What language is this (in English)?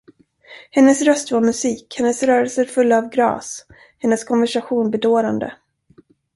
Swedish